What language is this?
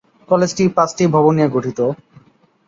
Bangla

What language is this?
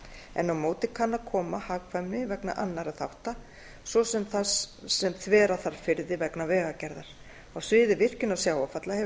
Icelandic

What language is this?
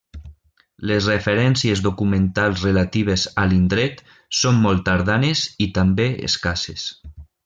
Catalan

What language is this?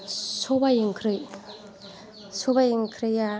Bodo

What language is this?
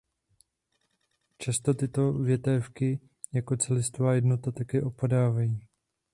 Czech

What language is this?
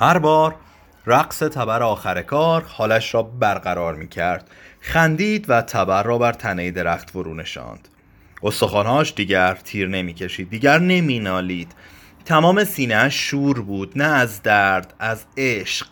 Persian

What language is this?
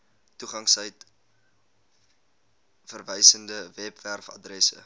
Afrikaans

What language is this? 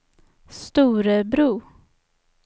Swedish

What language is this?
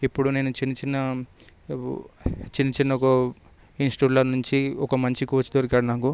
Telugu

